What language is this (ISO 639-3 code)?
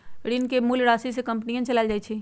mag